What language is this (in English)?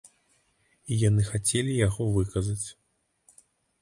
Belarusian